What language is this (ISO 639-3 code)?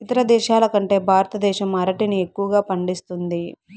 tel